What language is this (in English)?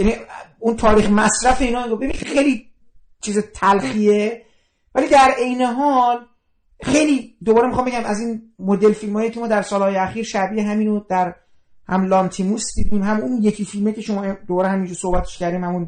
Persian